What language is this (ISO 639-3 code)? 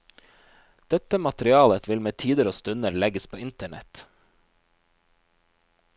nor